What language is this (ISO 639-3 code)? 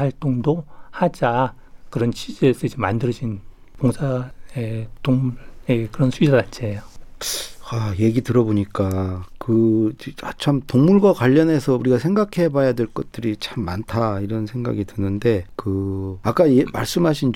kor